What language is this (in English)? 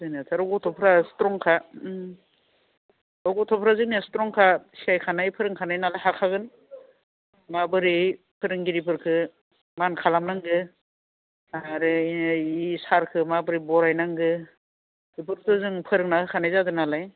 Bodo